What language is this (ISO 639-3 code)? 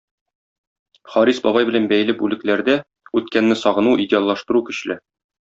tat